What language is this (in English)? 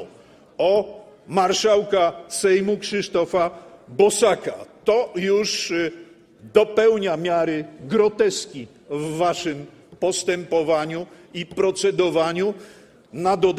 Polish